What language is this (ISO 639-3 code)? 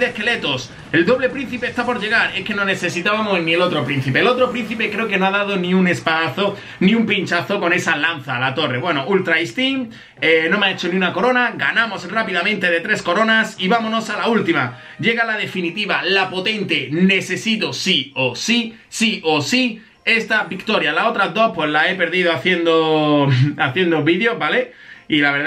spa